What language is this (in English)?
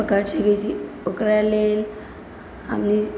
Maithili